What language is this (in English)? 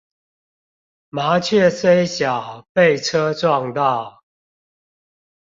Chinese